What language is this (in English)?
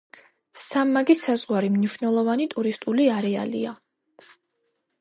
Georgian